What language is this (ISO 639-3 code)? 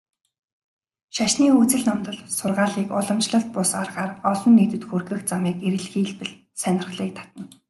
mon